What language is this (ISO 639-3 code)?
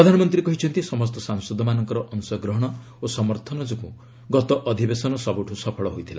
ori